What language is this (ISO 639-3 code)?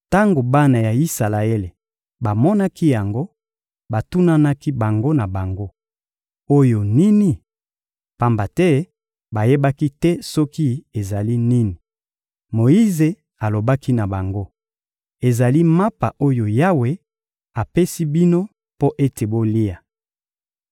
lin